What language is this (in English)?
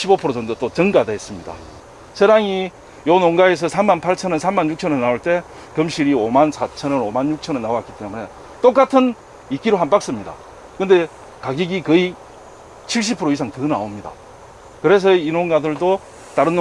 Korean